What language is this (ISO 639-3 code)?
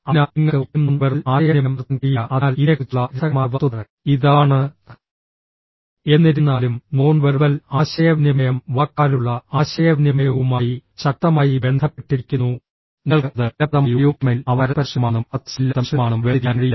mal